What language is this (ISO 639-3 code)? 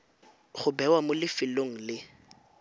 tsn